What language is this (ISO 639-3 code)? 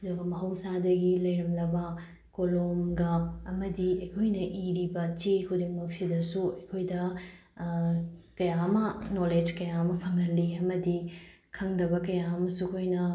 mni